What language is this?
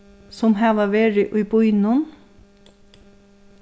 Faroese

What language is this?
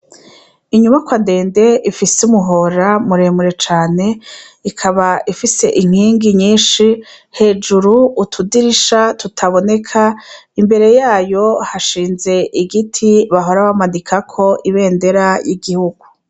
Rundi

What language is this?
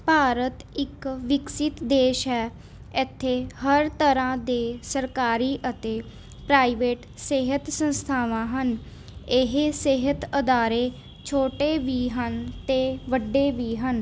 Punjabi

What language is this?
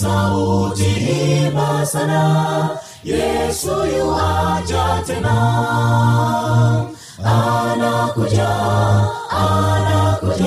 Swahili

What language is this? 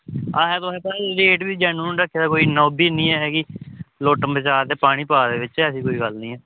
Dogri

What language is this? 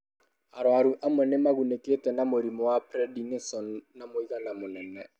Kikuyu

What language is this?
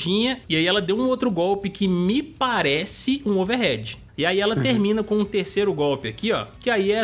Portuguese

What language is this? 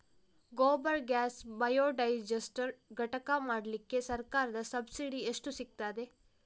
Kannada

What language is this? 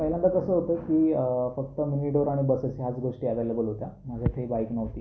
Marathi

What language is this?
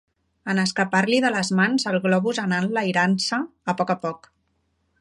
Catalan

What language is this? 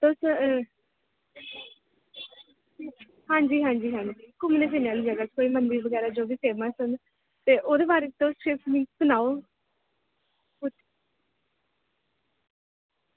Dogri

